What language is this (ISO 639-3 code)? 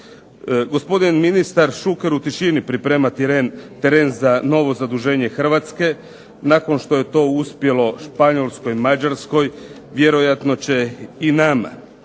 hrv